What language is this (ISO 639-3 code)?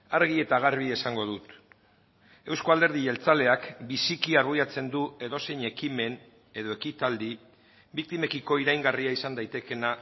eus